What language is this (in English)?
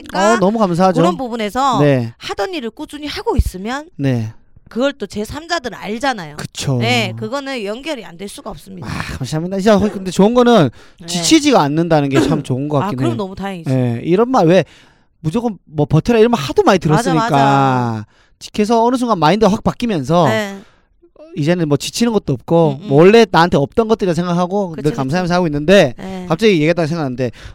Korean